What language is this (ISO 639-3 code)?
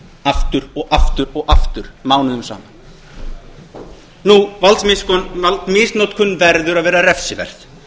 isl